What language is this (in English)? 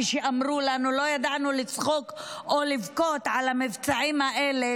Hebrew